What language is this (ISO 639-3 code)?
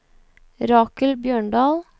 nor